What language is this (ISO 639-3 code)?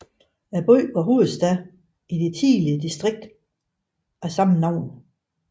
dan